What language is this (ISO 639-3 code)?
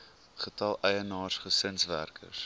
afr